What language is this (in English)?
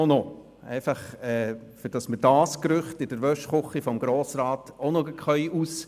Swiss German